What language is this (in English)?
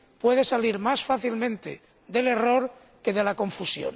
Spanish